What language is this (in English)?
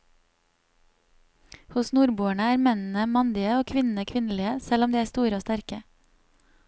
Norwegian